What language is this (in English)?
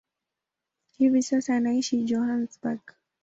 Swahili